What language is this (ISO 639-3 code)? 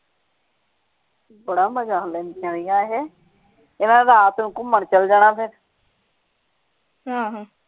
pan